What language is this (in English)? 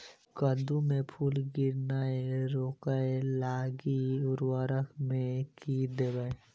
Maithili